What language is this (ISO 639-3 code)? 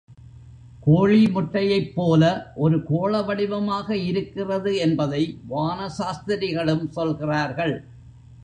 tam